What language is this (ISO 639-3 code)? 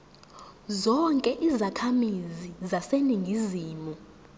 zul